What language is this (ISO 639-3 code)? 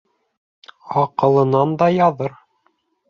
bak